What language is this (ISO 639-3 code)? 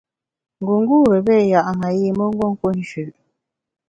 bax